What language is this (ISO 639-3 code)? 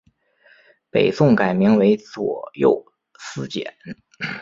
zho